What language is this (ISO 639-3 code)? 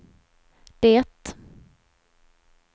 swe